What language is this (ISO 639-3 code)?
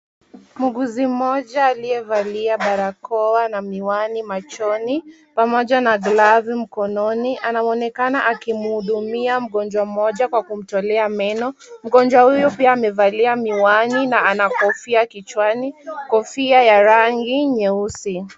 swa